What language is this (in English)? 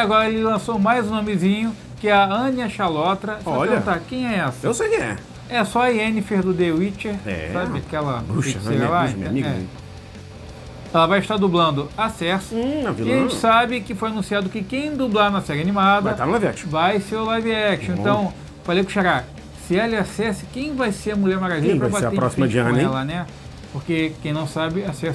Portuguese